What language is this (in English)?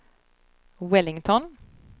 Swedish